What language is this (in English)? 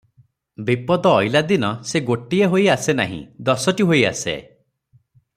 Odia